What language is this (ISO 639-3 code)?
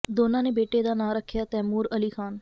pan